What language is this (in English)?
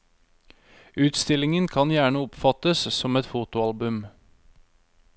Norwegian